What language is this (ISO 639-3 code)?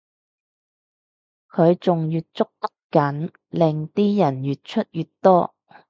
yue